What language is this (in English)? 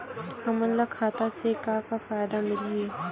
Chhattisgarhi